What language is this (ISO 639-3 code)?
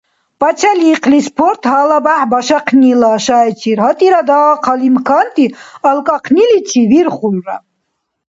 dar